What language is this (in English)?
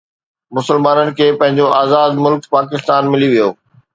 Sindhi